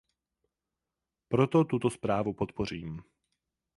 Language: Czech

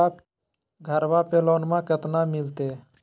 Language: Magahi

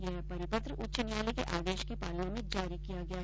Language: Hindi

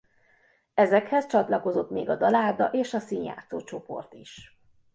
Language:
Hungarian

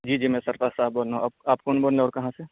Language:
Urdu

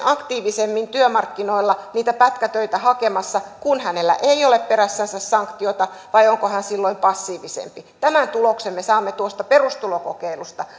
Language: Finnish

